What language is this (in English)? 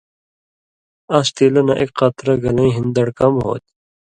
Indus Kohistani